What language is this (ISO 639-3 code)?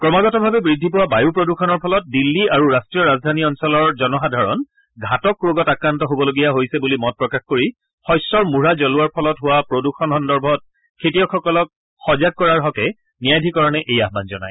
asm